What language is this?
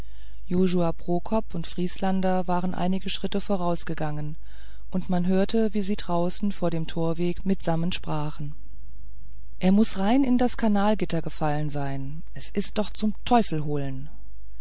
German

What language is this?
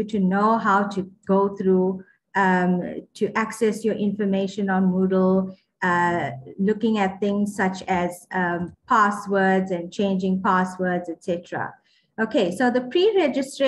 English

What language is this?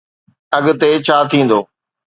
Sindhi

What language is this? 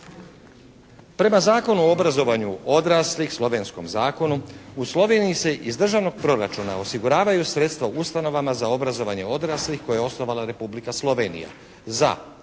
Croatian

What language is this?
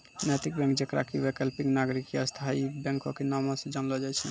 Maithili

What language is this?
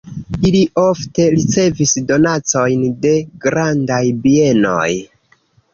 Esperanto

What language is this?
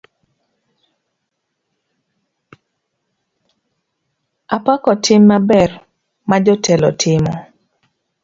Luo (Kenya and Tanzania)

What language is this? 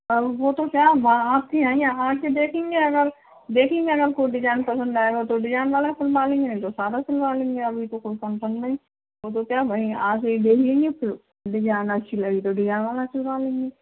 Hindi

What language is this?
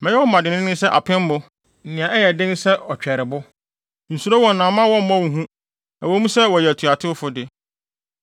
Akan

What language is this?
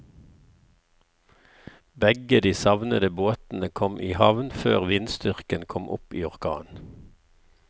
Norwegian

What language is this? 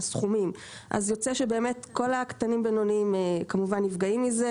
Hebrew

